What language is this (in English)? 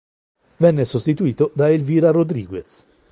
Italian